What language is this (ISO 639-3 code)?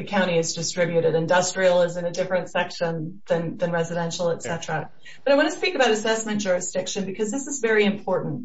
eng